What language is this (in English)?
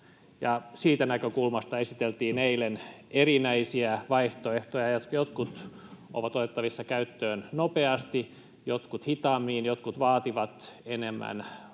Finnish